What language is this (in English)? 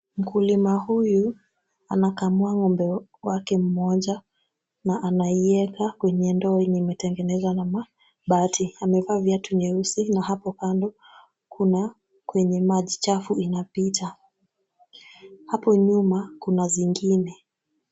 Swahili